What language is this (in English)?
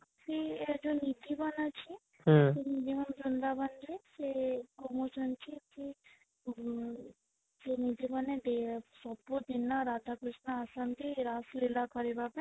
Odia